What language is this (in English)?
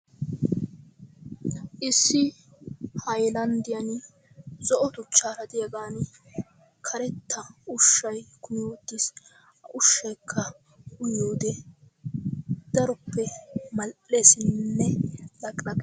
Wolaytta